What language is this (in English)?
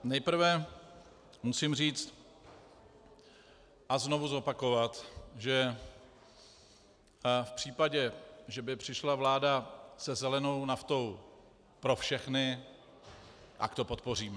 Czech